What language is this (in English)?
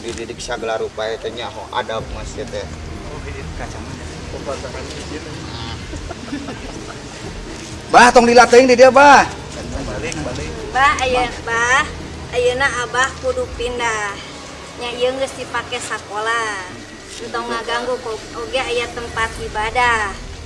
Indonesian